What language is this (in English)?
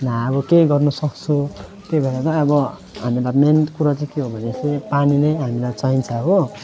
Nepali